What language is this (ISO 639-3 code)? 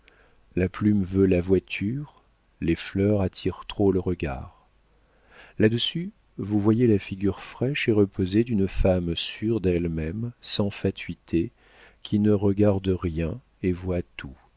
fra